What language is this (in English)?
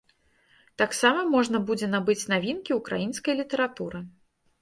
Belarusian